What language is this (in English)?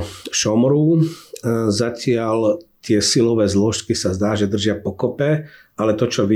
Slovak